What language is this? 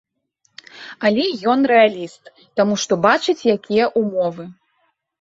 Belarusian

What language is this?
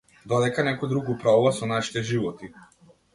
Macedonian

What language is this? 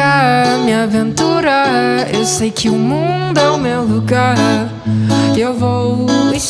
Portuguese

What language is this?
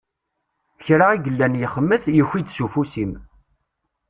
Kabyle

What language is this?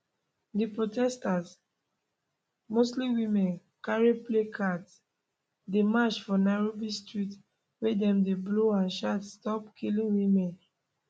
Nigerian Pidgin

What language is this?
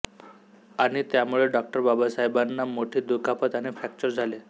Marathi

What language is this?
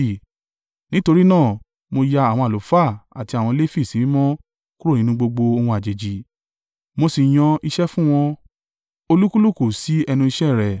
Yoruba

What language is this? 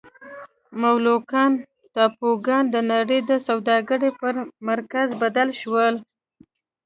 Pashto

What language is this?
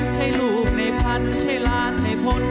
Thai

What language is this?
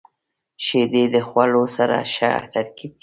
Pashto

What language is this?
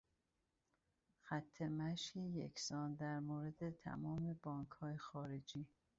Persian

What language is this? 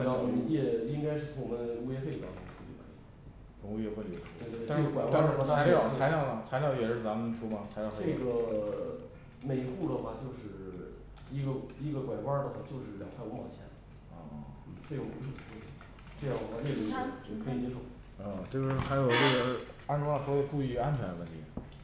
Chinese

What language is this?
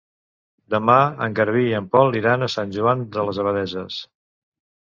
Catalan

